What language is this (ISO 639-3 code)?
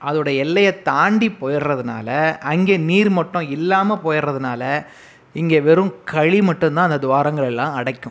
tam